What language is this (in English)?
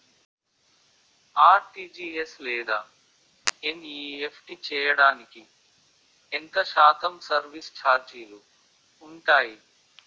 Telugu